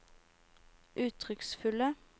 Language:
Norwegian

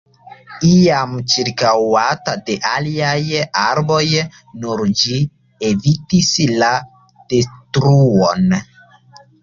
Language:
Esperanto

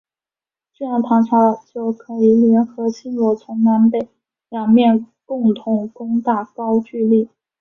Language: Chinese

